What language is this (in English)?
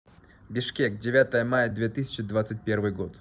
Russian